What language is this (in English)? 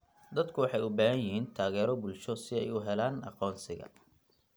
Somali